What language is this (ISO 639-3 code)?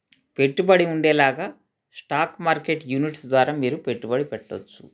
tel